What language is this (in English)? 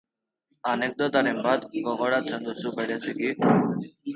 Basque